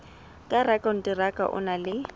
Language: Southern Sotho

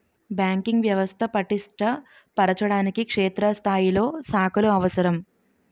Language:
Telugu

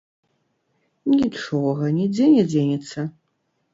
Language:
Belarusian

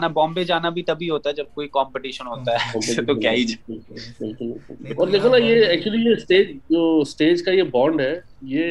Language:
Urdu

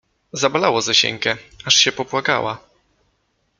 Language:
Polish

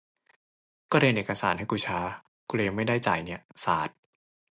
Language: Thai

